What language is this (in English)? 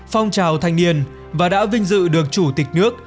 Vietnamese